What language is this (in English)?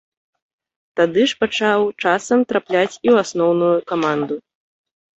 Belarusian